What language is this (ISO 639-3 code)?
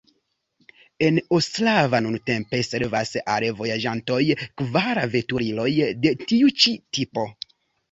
epo